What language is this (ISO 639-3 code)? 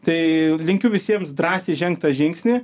lit